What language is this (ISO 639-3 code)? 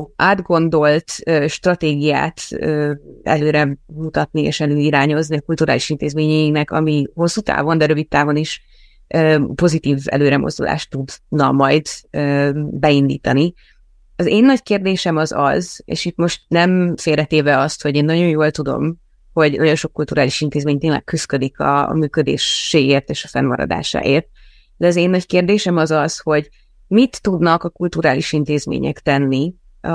hun